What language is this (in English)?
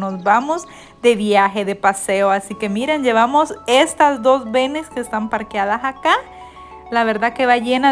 Spanish